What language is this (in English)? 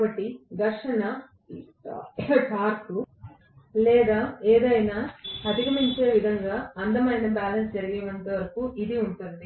Telugu